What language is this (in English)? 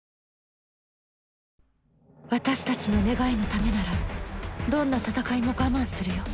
Japanese